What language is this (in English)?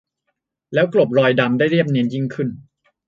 Thai